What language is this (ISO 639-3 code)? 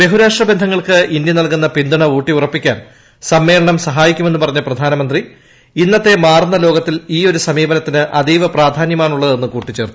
mal